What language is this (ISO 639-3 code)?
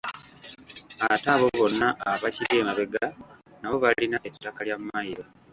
lug